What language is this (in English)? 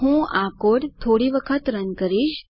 Gujarati